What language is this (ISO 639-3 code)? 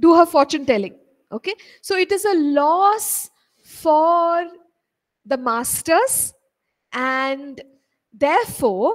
eng